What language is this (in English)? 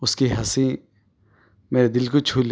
Urdu